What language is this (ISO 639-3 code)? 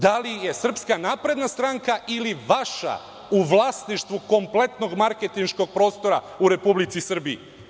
srp